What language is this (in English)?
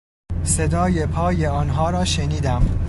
Persian